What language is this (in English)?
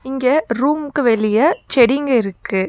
Tamil